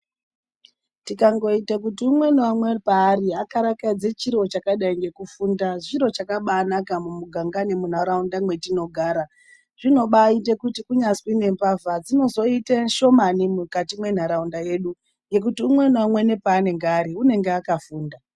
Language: Ndau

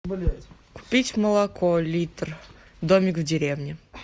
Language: Russian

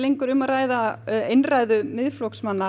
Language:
Icelandic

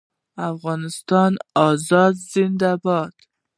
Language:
Pashto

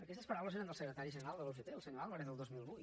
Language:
Catalan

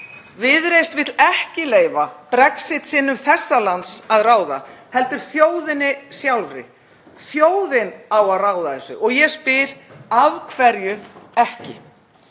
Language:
Icelandic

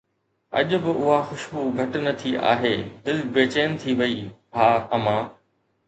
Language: Sindhi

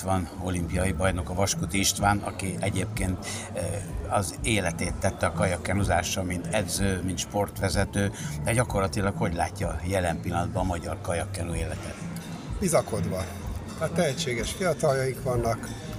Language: Hungarian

